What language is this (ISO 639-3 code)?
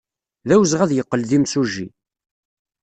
kab